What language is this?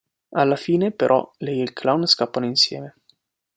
Italian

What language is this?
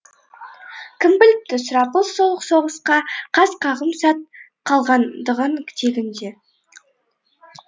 Kazakh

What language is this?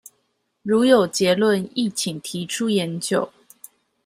Chinese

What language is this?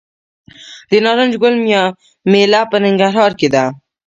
Pashto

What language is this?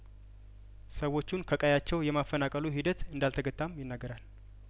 Amharic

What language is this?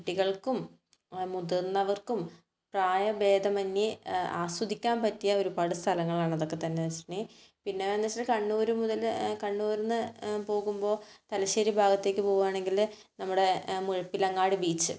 Malayalam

